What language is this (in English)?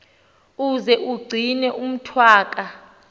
Xhosa